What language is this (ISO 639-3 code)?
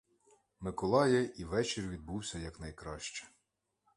ukr